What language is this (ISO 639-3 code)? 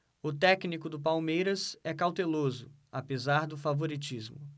por